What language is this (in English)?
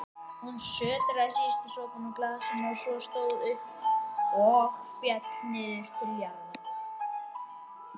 Icelandic